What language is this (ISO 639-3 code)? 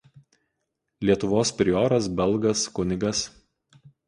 lit